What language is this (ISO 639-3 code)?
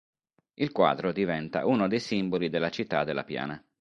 ita